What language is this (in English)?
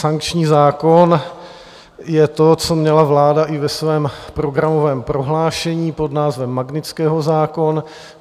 Czech